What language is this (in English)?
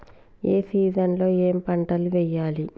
Telugu